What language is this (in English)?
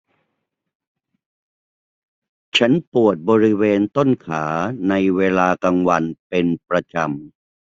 Thai